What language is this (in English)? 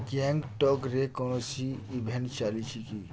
Odia